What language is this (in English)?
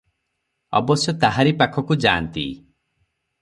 Odia